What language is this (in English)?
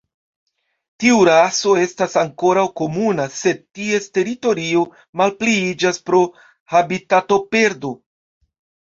Esperanto